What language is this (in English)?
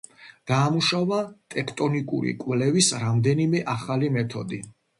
Georgian